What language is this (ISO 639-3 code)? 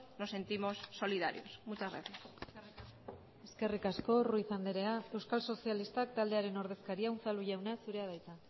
eus